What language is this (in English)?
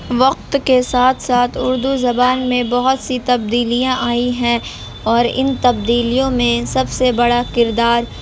Urdu